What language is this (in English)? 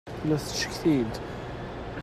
Kabyle